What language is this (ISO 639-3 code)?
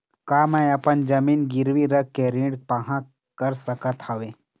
hne